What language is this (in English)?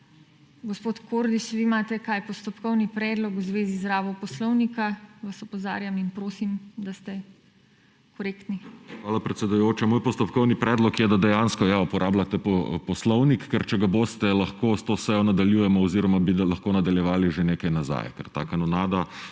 Slovenian